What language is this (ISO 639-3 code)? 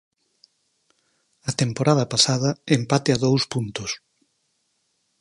glg